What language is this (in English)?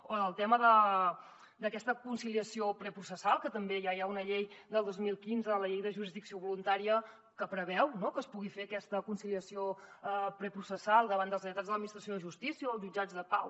Catalan